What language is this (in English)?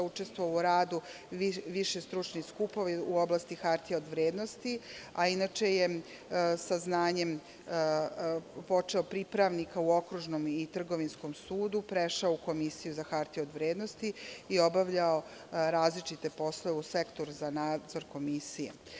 Serbian